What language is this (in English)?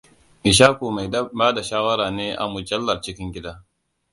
Hausa